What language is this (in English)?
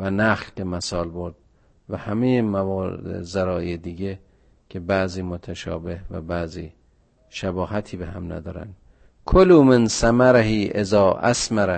Persian